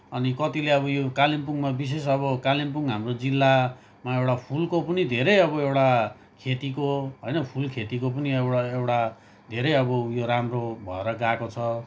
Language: Nepali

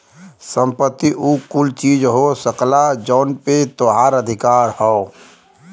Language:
Bhojpuri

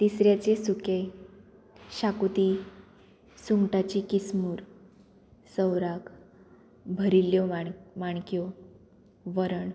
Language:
Konkani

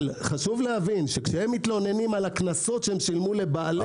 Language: Hebrew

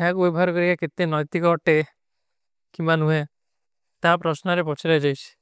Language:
Kui (India)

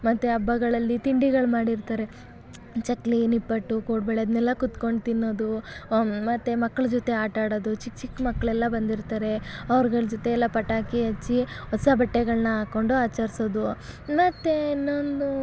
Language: Kannada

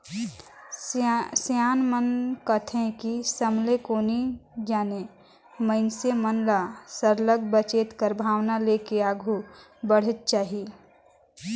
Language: Chhattisgarhi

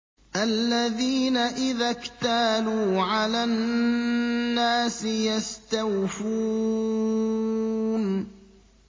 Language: Arabic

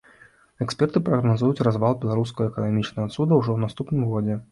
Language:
Belarusian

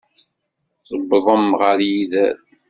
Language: Kabyle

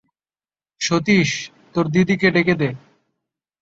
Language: Bangla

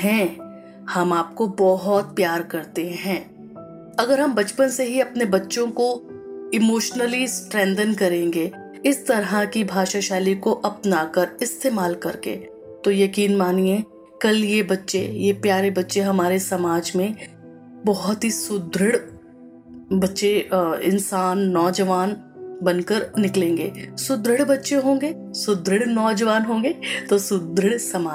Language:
Hindi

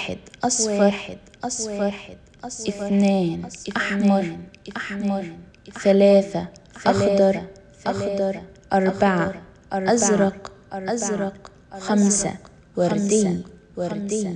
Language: Arabic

